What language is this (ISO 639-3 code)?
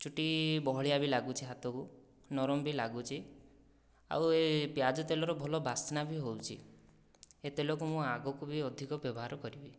ori